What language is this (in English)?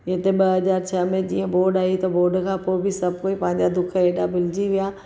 Sindhi